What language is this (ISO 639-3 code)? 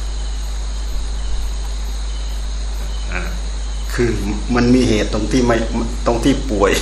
tha